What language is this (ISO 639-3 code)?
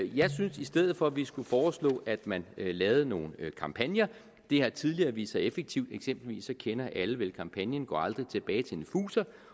dan